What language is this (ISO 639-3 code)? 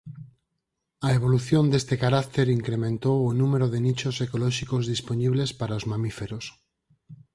glg